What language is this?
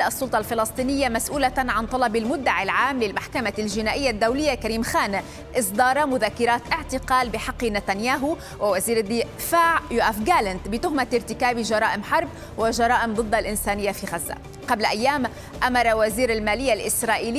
Arabic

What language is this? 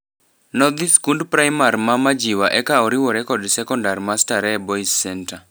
Luo (Kenya and Tanzania)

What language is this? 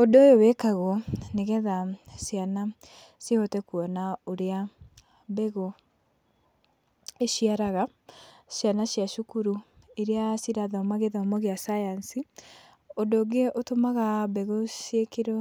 Kikuyu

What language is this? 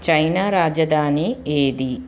Telugu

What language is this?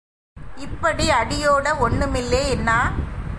Tamil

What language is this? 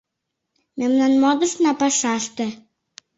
Mari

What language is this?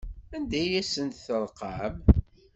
Kabyle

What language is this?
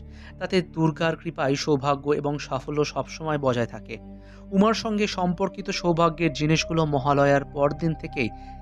Romanian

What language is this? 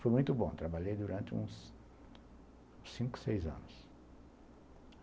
Portuguese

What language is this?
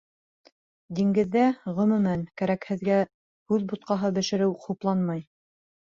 Bashkir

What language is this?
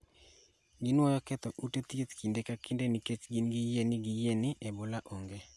Luo (Kenya and Tanzania)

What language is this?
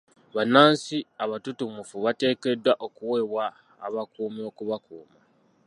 Ganda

